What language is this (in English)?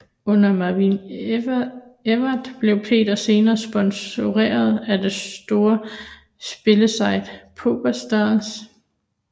Danish